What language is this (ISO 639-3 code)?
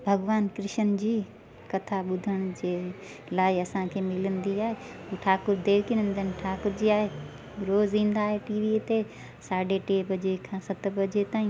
snd